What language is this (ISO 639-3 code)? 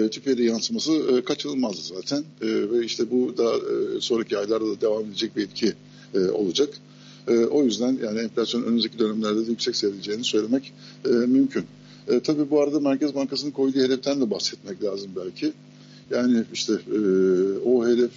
tur